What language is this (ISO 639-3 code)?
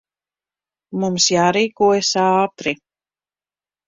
lav